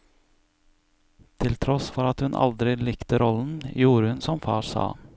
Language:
Norwegian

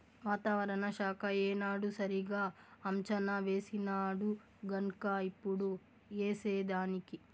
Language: Telugu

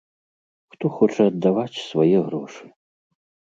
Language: Belarusian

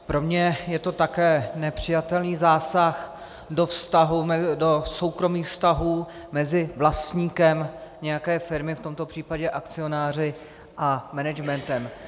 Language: Czech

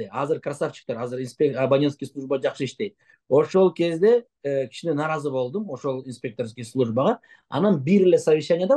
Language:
Turkish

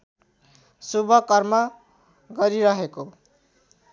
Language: Nepali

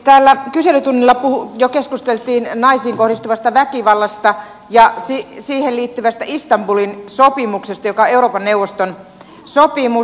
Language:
Finnish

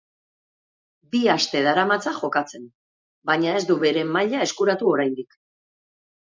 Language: Basque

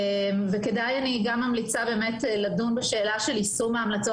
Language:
Hebrew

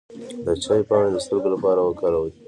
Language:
Pashto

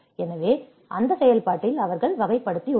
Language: Tamil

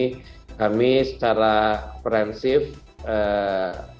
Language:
Indonesian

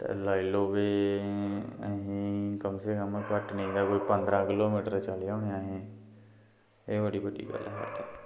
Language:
Dogri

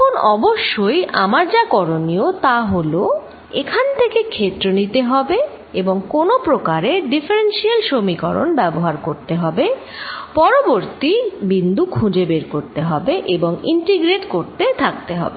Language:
Bangla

